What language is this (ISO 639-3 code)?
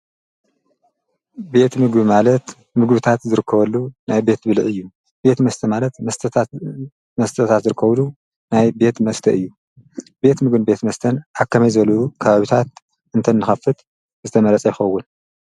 tir